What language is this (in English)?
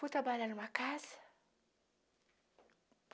Portuguese